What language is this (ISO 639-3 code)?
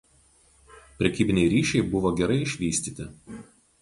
lit